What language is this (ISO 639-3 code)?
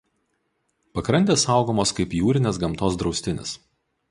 lit